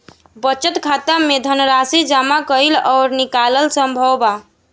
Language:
Bhojpuri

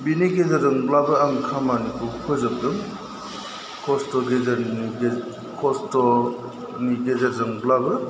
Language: Bodo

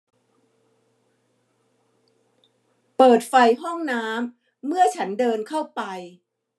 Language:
Thai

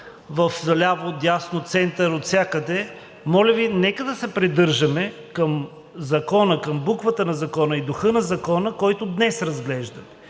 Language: Bulgarian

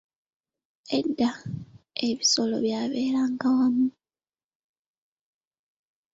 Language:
Ganda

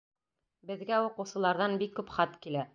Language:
Bashkir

